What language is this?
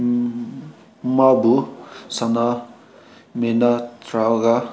Manipuri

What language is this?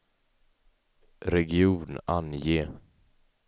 Swedish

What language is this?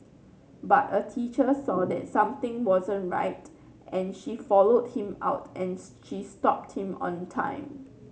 English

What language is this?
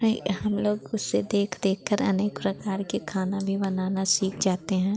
Hindi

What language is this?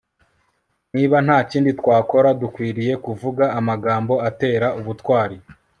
Kinyarwanda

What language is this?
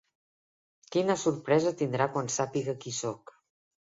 Catalan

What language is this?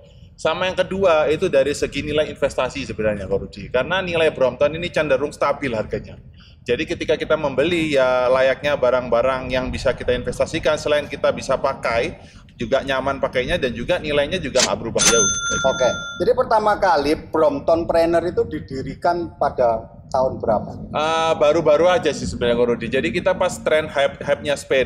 Indonesian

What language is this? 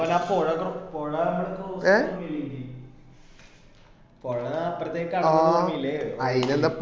Malayalam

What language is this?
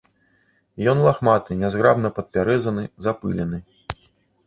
Belarusian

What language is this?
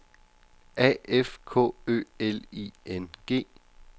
Danish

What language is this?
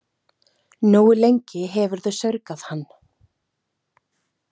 Icelandic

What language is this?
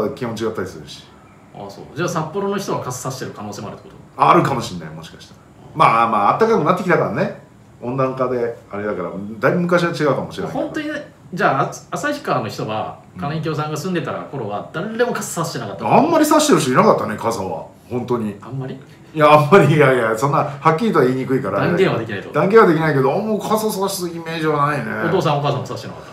Japanese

